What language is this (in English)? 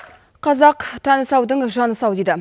Kazakh